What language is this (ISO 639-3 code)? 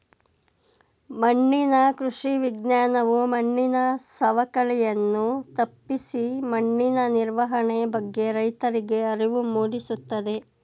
kan